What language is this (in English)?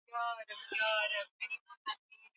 Swahili